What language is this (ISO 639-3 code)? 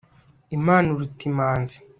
kin